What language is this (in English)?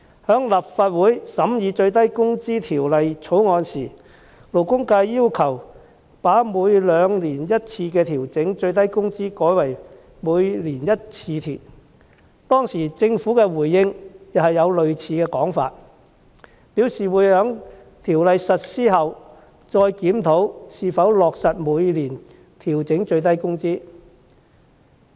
Cantonese